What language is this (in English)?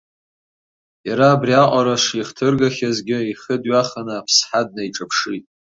Abkhazian